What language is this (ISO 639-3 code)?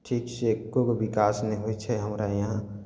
mai